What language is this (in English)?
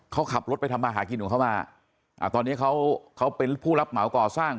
Thai